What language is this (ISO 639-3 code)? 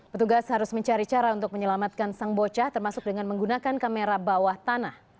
ind